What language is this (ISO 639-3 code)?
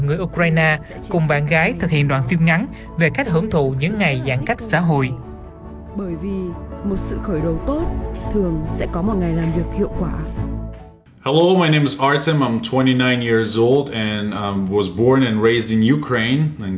vie